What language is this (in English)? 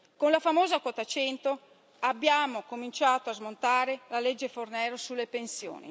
Italian